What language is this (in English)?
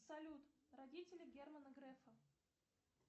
Russian